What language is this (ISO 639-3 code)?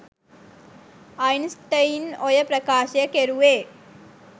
sin